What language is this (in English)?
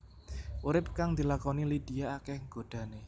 Javanese